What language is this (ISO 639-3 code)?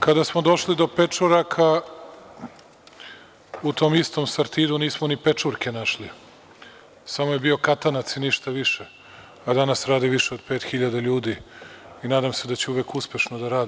srp